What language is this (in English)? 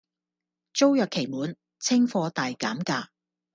Cantonese